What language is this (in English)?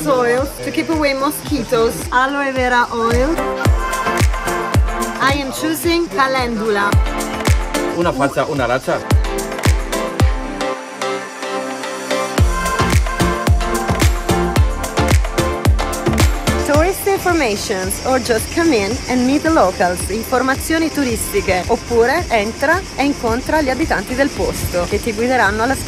Italian